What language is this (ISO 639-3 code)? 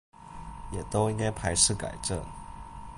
zho